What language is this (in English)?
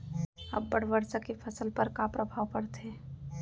Chhattisgarhi